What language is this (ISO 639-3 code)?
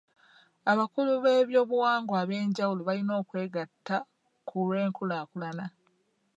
lug